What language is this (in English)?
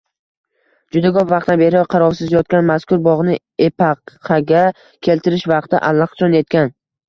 Uzbek